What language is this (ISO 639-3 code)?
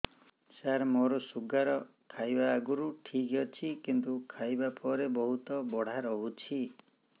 ori